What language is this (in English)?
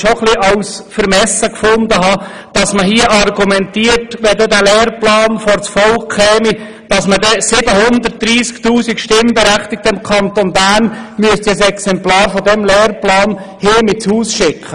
Swiss German